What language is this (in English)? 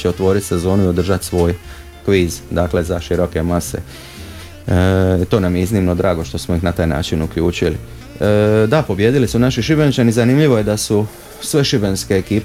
Croatian